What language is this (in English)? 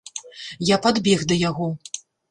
Belarusian